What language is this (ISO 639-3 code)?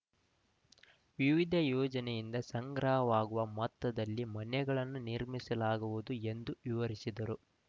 kan